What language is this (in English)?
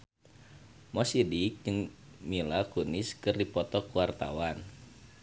Sundanese